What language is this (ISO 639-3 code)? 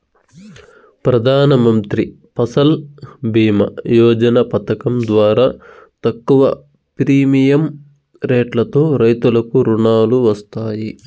tel